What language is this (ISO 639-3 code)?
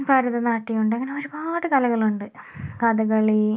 mal